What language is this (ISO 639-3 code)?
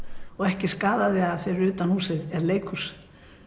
isl